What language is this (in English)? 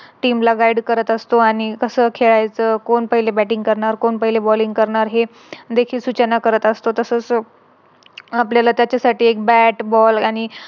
Marathi